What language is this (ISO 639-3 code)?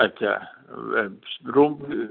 snd